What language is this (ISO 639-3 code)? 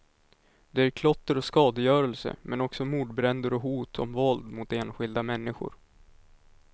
swe